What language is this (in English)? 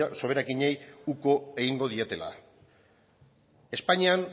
Basque